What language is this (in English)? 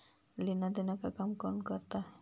Magahi